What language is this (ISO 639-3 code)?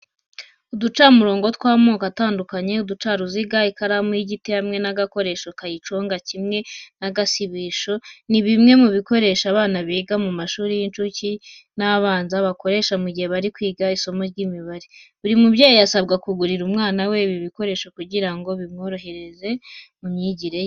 kin